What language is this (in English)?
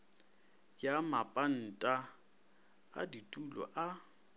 Northern Sotho